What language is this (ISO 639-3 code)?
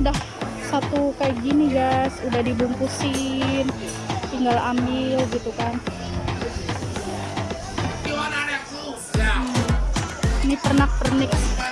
ind